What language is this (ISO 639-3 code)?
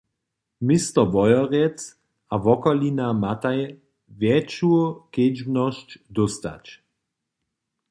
hsb